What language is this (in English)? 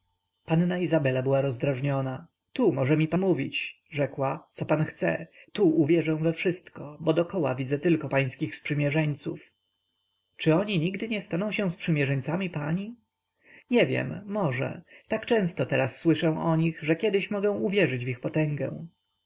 Polish